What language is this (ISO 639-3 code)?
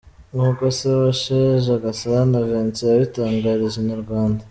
kin